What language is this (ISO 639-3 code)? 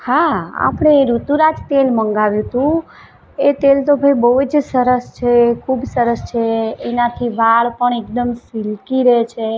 guj